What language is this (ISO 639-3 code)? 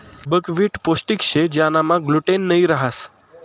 mar